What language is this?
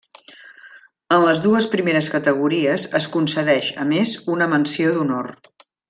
Catalan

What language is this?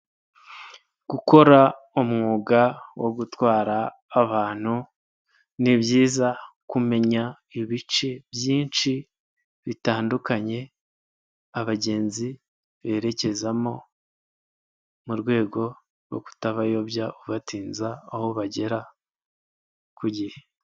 Kinyarwanda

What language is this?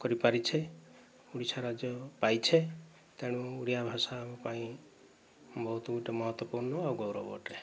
Odia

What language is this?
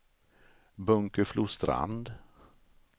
Swedish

